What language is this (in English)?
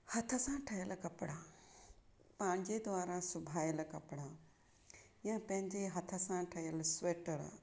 Sindhi